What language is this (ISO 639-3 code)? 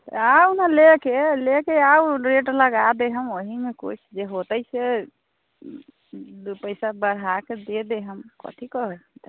mai